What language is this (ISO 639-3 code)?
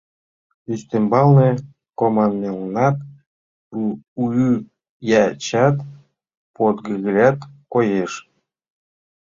chm